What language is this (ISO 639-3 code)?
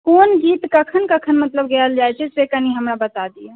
mai